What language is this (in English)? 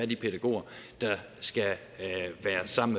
Danish